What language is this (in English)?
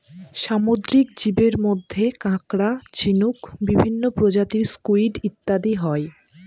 Bangla